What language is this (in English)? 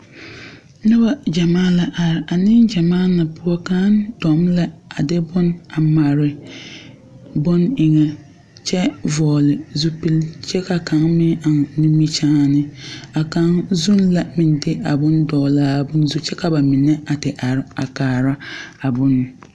Southern Dagaare